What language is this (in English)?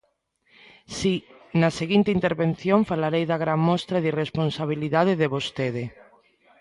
Galician